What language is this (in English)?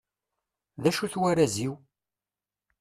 Kabyle